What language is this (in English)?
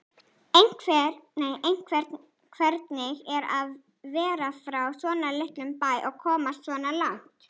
Icelandic